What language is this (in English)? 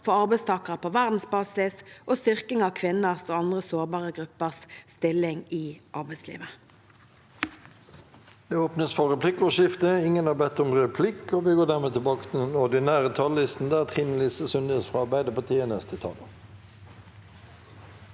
Norwegian